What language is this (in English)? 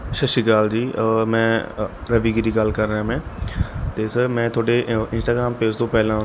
Punjabi